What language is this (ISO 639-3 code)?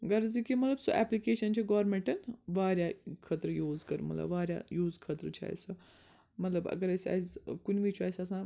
kas